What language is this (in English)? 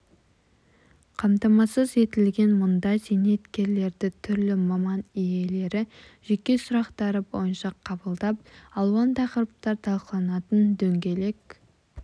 Kazakh